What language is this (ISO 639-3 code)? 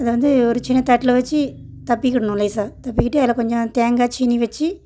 tam